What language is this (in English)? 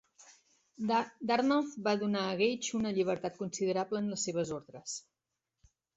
Catalan